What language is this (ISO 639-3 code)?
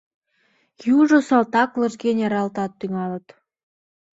chm